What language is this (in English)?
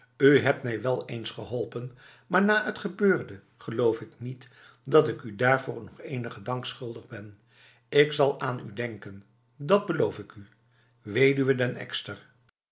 Dutch